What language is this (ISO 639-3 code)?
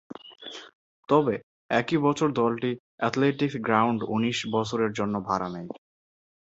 ben